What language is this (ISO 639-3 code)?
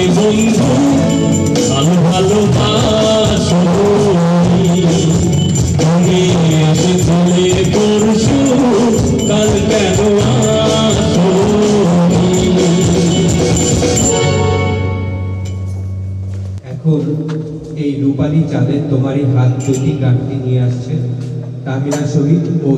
ben